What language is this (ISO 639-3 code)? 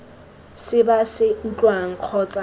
tsn